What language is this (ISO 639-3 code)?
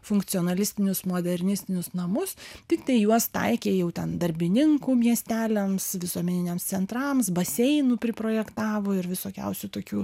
lit